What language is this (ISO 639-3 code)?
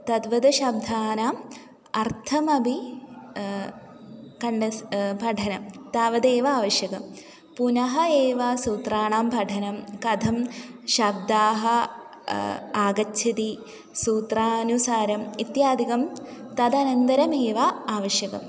san